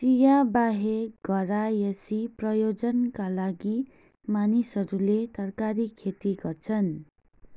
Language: Nepali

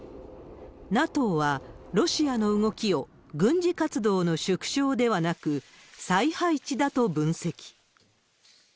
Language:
Japanese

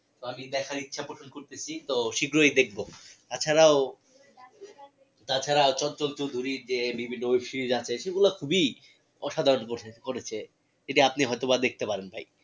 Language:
Bangla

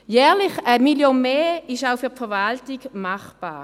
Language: Swiss German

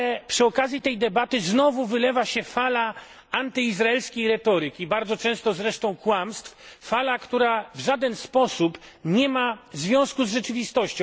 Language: Polish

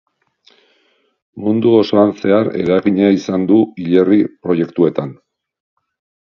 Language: Basque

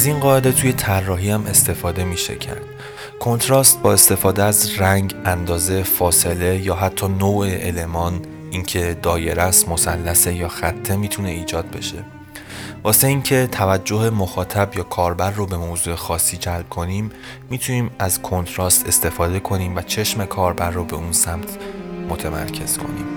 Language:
Persian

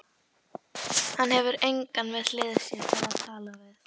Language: Icelandic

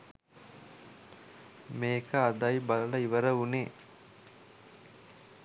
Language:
Sinhala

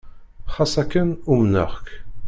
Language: Kabyle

